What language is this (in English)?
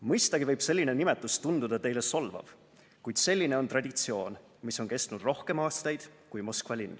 Estonian